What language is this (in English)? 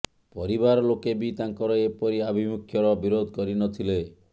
Odia